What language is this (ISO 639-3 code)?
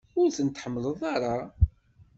kab